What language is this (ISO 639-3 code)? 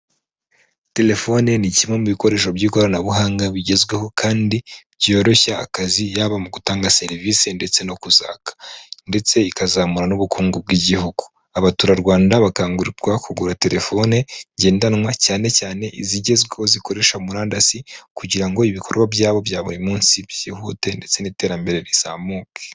kin